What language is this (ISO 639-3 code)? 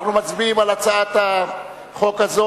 heb